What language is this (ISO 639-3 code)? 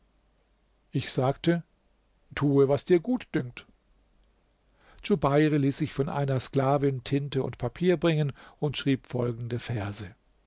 deu